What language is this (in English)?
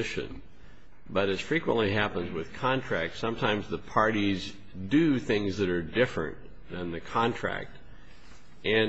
English